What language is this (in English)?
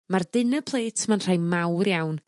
Welsh